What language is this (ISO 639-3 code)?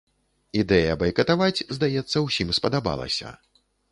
bel